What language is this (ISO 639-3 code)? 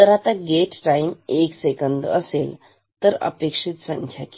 mar